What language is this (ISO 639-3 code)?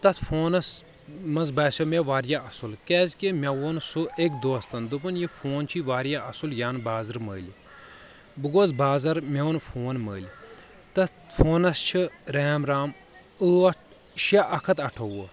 kas